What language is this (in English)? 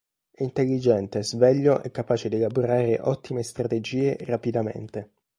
Italian